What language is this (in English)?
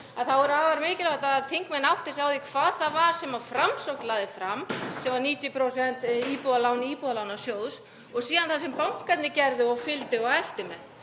Icelandic